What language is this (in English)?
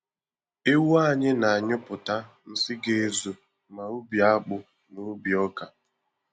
Igbo